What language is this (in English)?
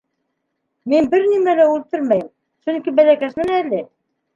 Bashkir